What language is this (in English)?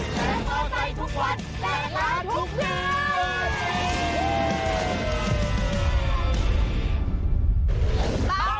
Thai